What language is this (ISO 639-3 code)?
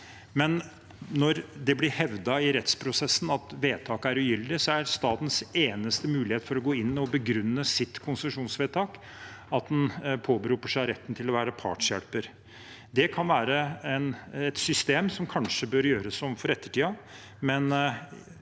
nor